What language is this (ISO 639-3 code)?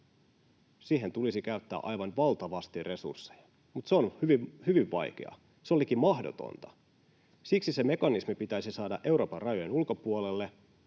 fin